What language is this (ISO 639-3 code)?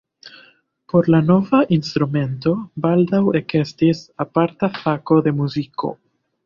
epo